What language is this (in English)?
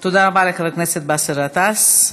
Hebrew